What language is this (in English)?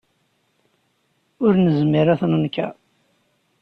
Kabyle